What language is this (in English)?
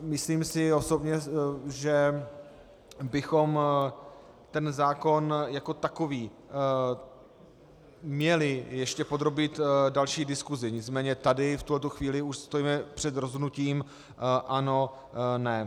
Czech